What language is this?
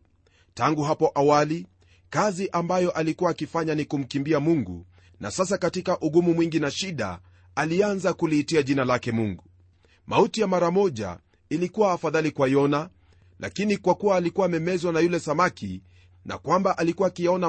Swahili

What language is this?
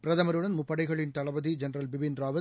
Tamil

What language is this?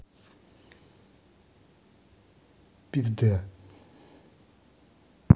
Russian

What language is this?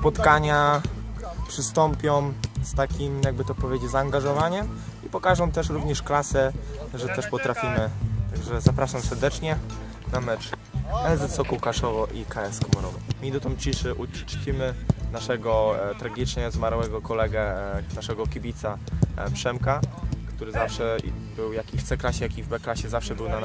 Polish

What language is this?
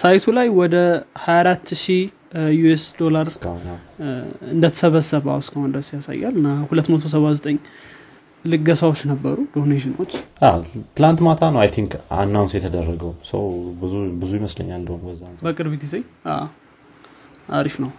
Amharic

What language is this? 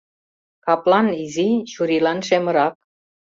Mari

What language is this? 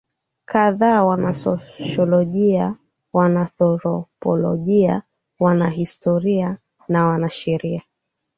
Swahili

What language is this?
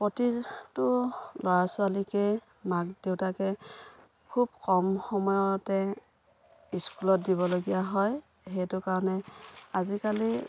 Assamese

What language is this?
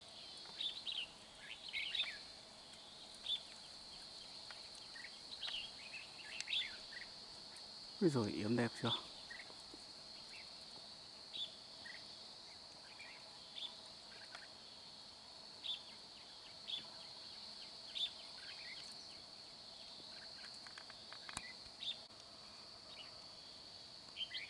Vietnamese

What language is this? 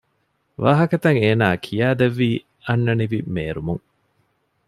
Divehi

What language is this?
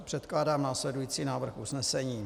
Czech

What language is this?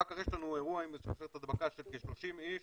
Hebrew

